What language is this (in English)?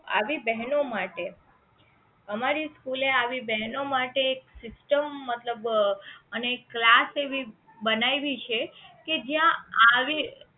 Gujarati